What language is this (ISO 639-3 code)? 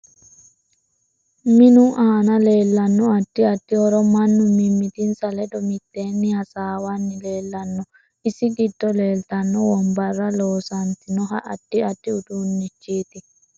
sid